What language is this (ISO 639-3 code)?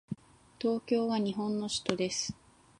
jpn